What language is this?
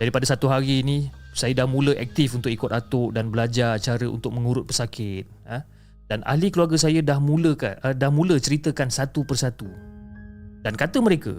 Malay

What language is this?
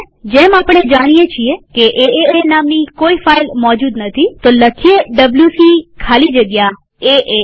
Gujarati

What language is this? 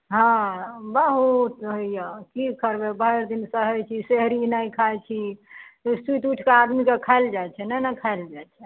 Maithili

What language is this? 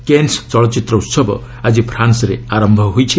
Odia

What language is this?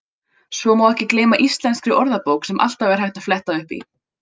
Icelandic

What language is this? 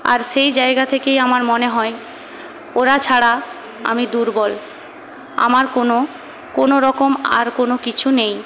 Bangla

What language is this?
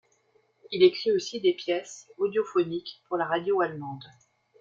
French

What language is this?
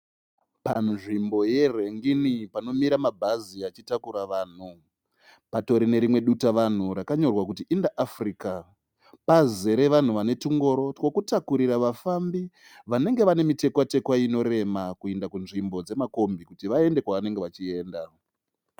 Shona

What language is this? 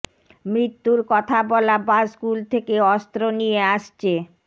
Bangla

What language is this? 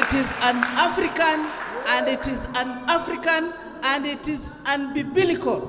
English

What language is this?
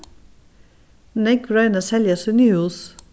Faroese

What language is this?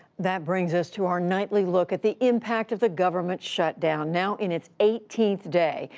English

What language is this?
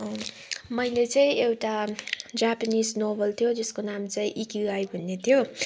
Nepali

